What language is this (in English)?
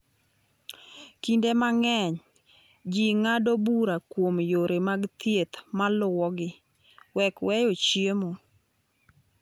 Luo (Kenya and Tanzania)